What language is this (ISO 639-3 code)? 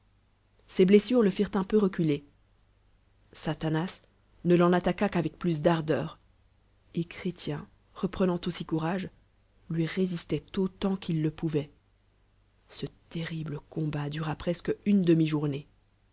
fra